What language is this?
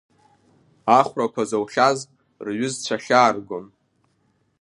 Abkhazian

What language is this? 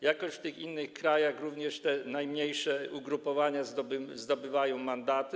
Polish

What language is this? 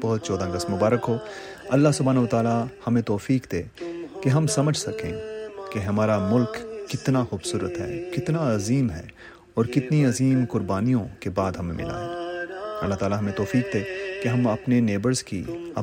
Urdu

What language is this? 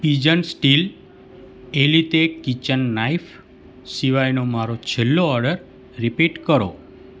Gujarati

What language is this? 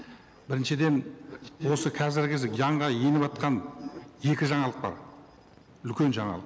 Kazakh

